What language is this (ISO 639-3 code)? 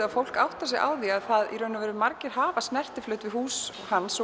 isl